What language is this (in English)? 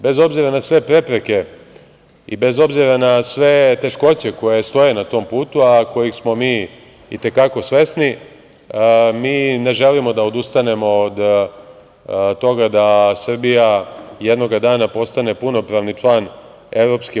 Serbian